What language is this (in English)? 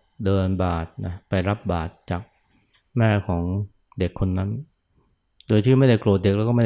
Thai